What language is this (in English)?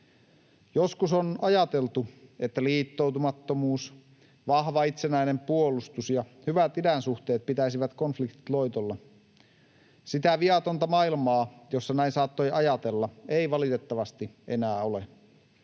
Finnish